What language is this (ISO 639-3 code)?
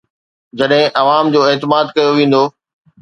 snd